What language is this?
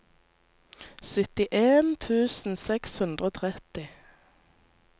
Norwegian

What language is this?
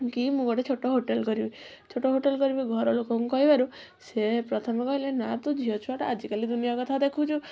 Odia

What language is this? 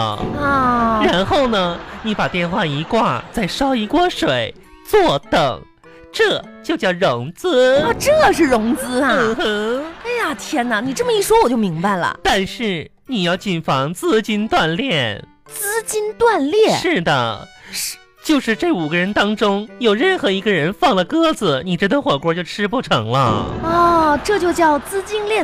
Chinese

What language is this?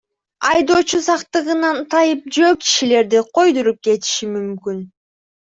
Kyrgyz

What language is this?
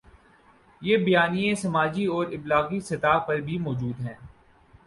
Urdu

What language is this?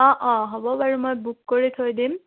Assamese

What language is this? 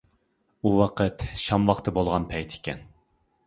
Uyghur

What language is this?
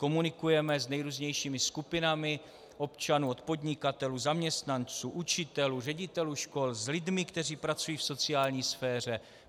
Czech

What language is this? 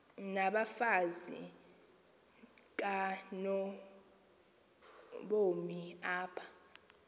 Xhosa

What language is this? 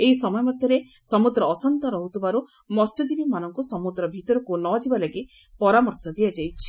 Odia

